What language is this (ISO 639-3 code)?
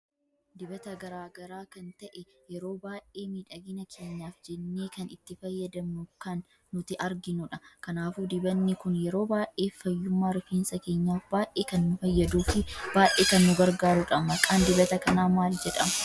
orm